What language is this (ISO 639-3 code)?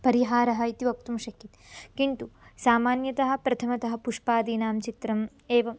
san